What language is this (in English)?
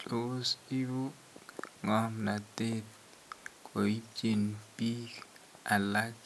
Kalenjin